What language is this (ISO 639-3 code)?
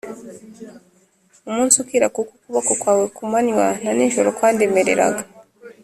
kin